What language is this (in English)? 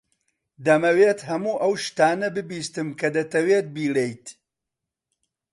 Central Kurdish